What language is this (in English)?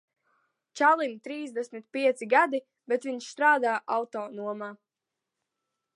Latvian